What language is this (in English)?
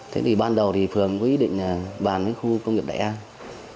Vietnamese